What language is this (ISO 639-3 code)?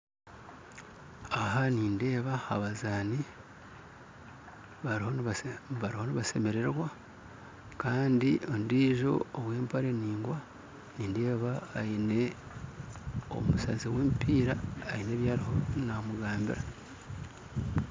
nyn